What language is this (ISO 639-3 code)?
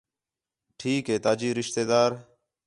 xhe